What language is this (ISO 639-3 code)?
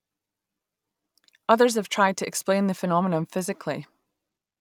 eng